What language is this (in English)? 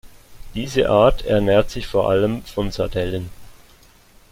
German